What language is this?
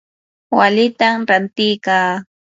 Yanahuanca Pasco Quechua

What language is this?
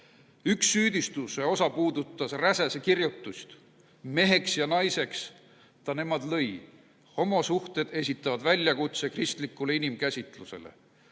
Estonian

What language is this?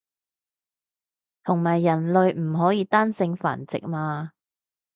Cantonese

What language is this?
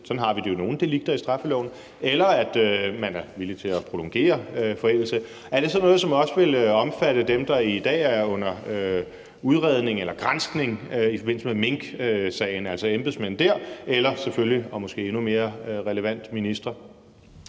Danish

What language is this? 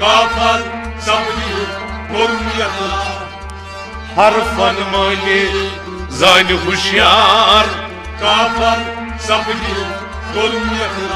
Romanian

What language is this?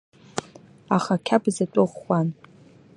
Abkhazian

